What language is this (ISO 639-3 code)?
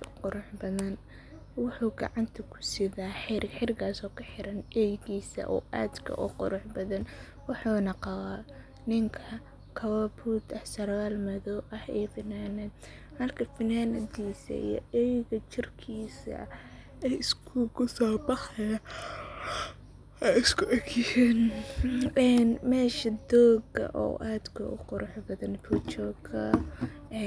som